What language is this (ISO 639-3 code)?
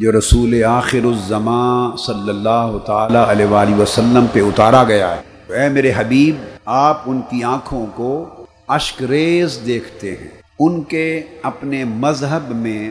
urd